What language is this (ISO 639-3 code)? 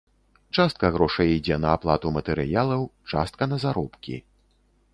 bel